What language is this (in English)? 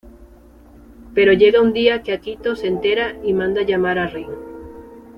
Spanish